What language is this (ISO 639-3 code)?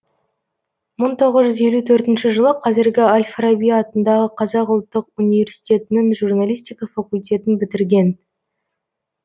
kaz